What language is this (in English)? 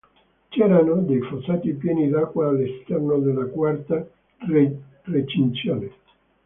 Italian